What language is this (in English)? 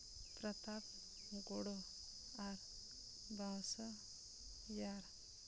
Santali